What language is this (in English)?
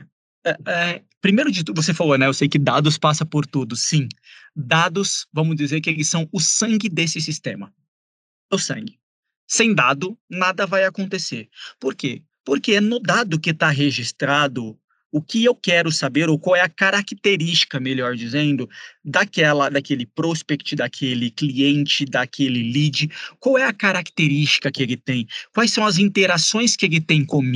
Portuguese